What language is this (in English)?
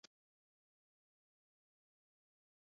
Chinese